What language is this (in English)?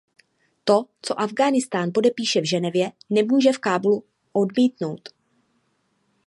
Czech